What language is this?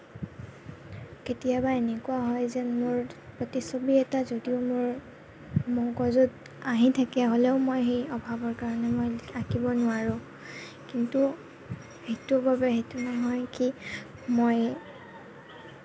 Assamese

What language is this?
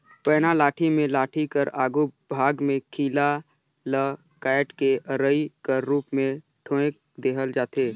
Chhattisgarhi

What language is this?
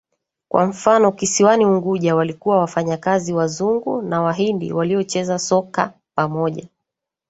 Swahili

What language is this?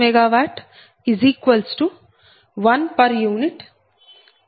Telugu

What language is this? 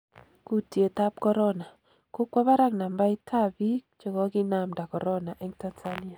Kalenjin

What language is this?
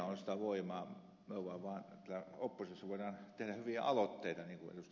Finnish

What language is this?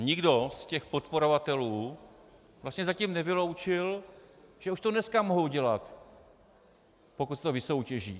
Czech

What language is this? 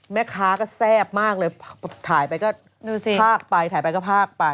Thai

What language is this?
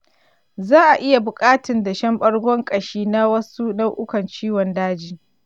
Hausa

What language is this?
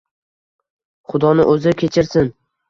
Uzbek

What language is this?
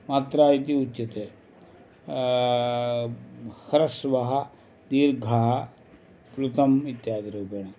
Sanskrit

